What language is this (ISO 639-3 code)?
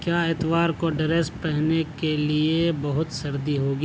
urd